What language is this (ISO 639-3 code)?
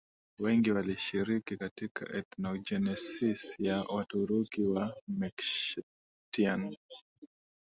swa